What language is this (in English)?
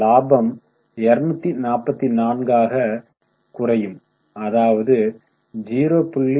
Tamil